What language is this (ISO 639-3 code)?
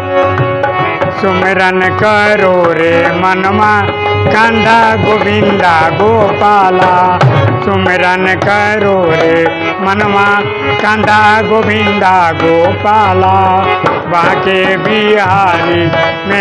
hin